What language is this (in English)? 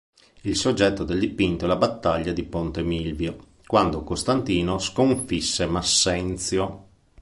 Italian